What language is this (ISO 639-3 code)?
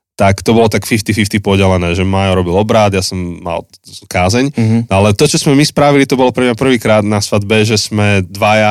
slk